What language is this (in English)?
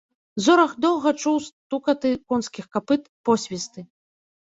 Belarusian